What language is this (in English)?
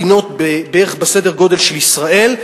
Hebrew